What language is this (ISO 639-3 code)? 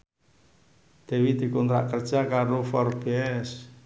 jav